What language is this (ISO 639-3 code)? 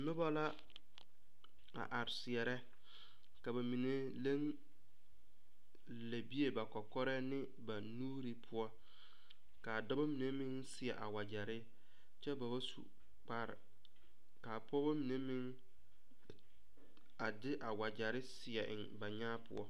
dga